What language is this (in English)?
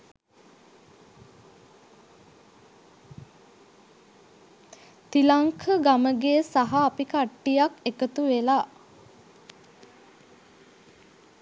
Sinhala